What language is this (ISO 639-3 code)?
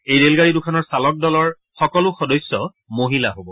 asm